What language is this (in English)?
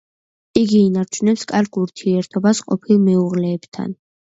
Georgian